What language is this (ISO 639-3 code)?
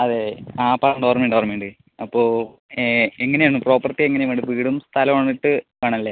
mal